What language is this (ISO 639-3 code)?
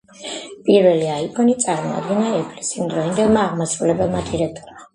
kat